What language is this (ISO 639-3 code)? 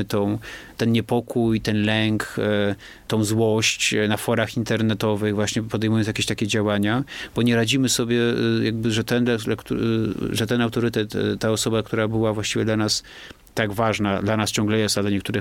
pol